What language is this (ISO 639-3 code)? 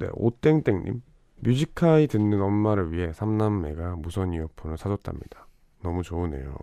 kor